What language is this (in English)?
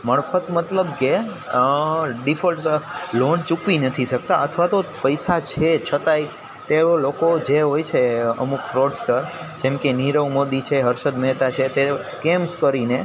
Gujarati